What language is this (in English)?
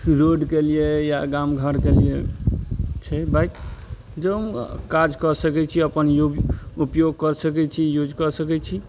Maithili